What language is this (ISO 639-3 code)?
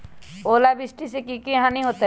mag